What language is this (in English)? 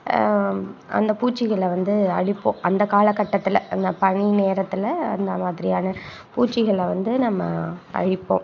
Tamil